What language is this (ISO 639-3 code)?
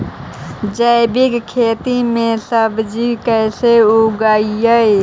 mag